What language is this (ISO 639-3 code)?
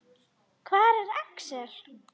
isl